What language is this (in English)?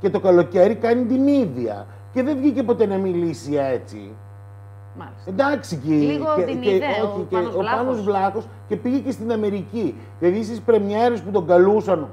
Greek